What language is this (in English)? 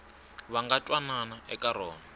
Tsonga